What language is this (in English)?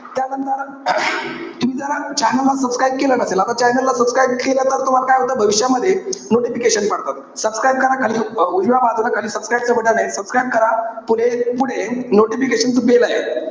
Marathi